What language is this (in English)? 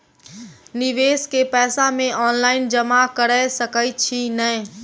Maithili